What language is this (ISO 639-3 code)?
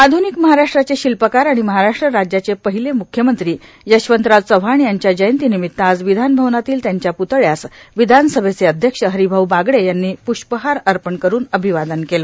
mar